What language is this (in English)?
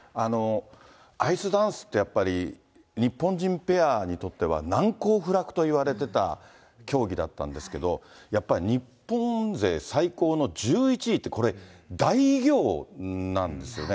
Japanese